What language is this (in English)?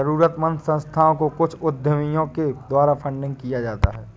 Hindi